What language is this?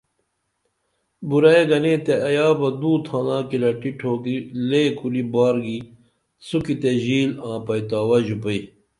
Dameli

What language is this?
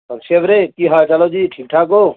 Punjabi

